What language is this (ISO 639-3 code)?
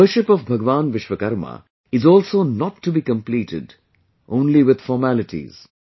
eng